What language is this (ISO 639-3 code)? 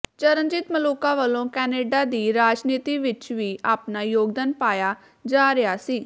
pan